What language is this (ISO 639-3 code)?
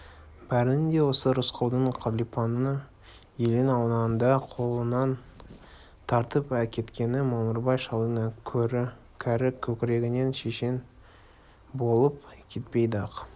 kaz